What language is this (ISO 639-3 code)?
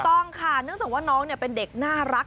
tha